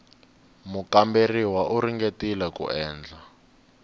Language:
Tsonga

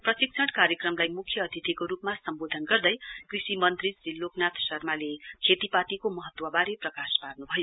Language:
Nepali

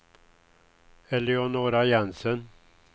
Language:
Swedish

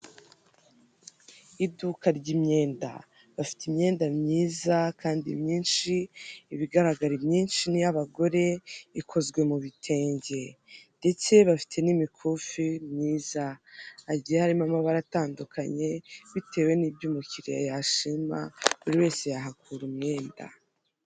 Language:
Kinyarwanda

